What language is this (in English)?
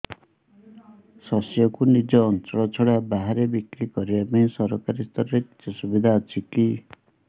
Odia